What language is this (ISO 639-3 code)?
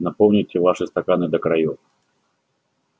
rus